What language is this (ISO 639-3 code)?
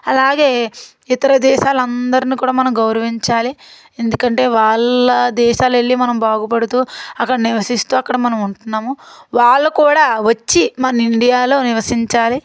tel